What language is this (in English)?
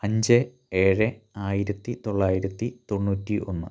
Malayalam